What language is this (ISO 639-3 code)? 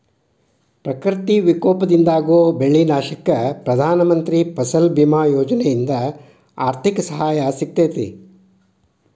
kan